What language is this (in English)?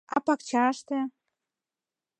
Mari